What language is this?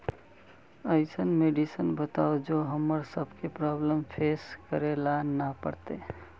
Magahi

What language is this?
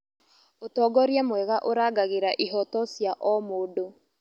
Kikuyu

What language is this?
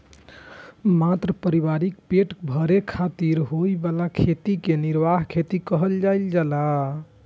Maithili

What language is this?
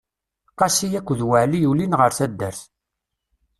Kabyle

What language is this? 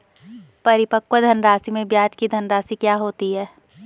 Hindi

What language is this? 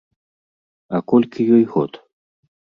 Belarusian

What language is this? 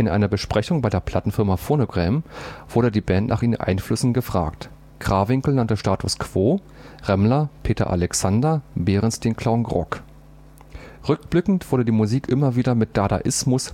German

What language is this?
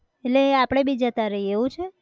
Gujarati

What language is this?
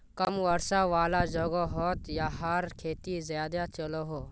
Magahi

